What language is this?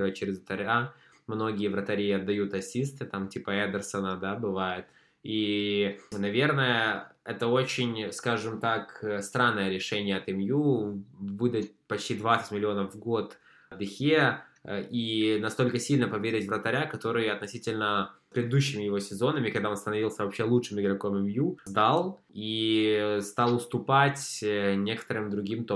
Russian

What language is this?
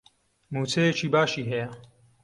Central Kurdish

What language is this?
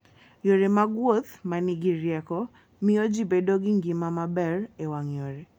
Luo (Kenya and Tanzania)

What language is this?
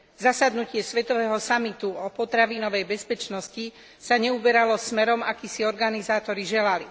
Slovak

